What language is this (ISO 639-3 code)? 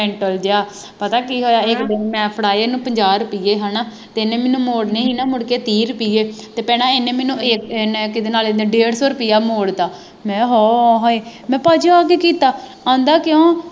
pan